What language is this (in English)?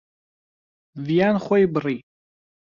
Central Kurdish